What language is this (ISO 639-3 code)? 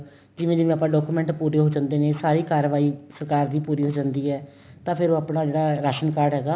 pan